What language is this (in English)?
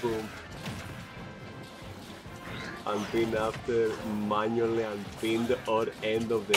Greek